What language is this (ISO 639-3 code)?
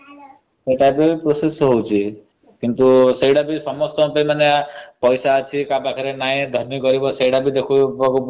ori